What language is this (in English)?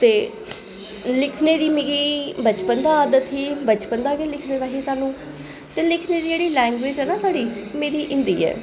Dogri